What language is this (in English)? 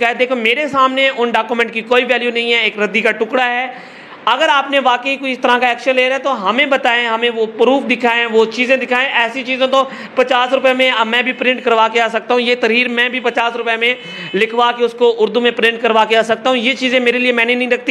Hindi